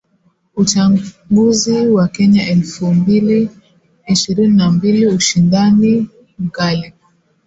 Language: Swahili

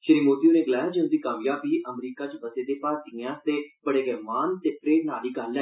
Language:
Dogri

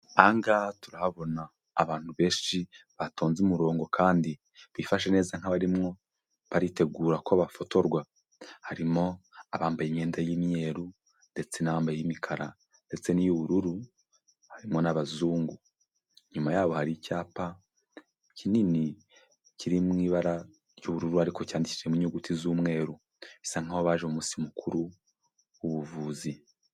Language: Kinyarwanda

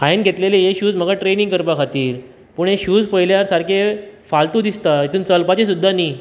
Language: Konkani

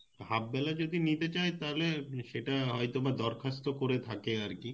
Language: Bangla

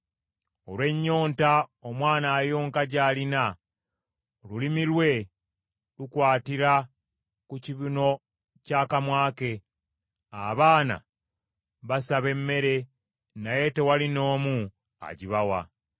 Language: Ganda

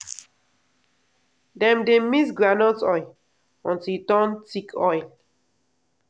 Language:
Nigerian Pidgin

